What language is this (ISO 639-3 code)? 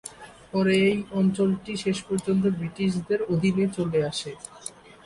ben